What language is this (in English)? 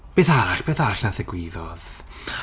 Welsh